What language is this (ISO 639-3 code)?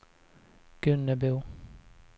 swe